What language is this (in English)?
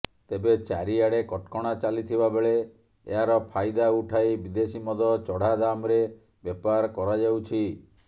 Odia